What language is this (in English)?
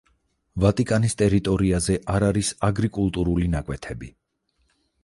Georgian